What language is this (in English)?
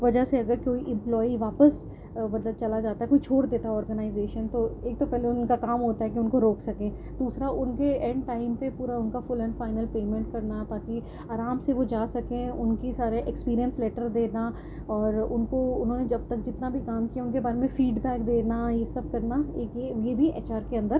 Urdu